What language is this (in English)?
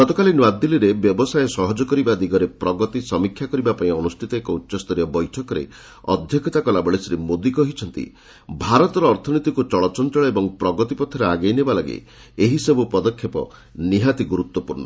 Odia